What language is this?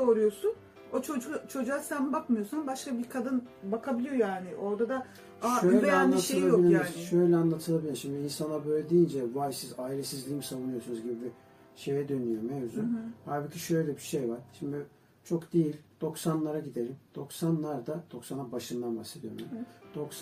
Turkish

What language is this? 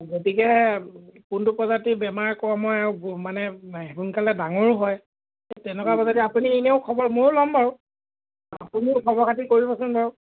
Assamese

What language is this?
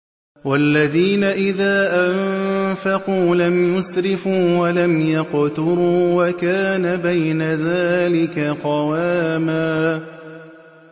Arabic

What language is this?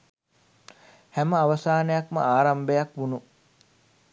Sinhala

